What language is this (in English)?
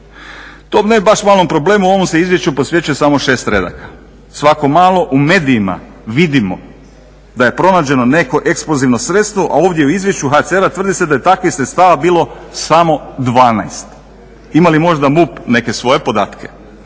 Croatian